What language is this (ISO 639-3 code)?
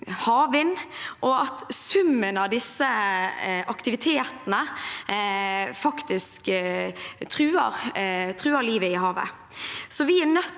nor